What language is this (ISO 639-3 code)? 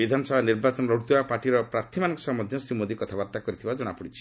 ori